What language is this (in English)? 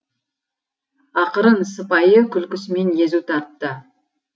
Kazakh